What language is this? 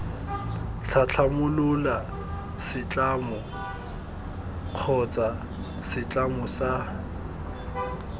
Tswana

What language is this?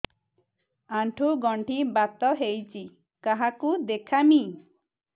Odia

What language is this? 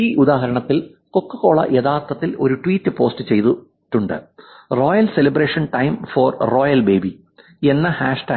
Malayalam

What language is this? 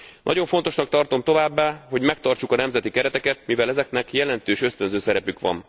Hungarian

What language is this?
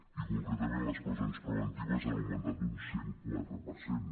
Catalan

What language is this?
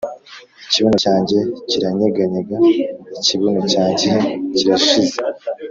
Kinyarwanda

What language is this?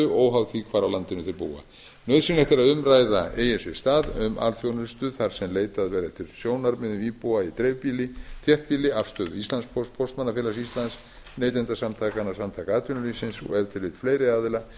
Icelandic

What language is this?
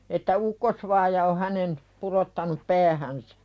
Finnish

